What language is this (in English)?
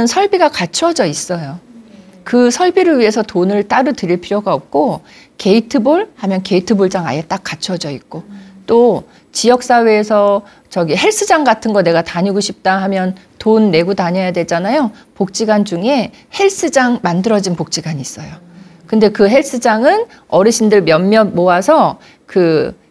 Korean